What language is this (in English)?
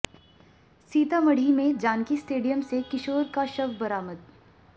Hindi